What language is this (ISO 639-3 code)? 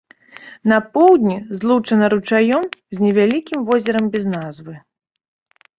bel